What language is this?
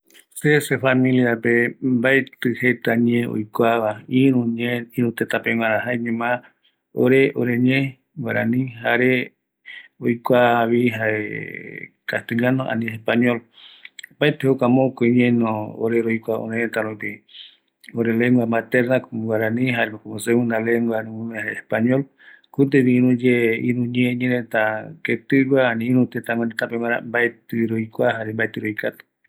Eastern Bolivian Guaraní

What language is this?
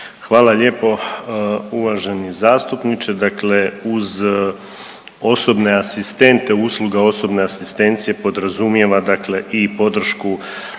Croatian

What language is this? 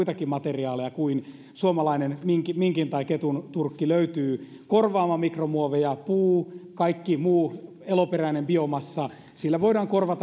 Finnish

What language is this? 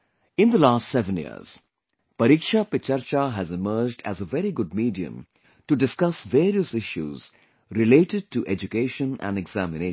English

